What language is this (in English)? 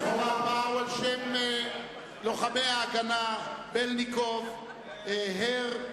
Hebrew